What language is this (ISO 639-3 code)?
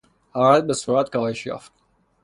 fas